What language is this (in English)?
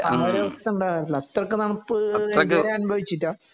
Malayalam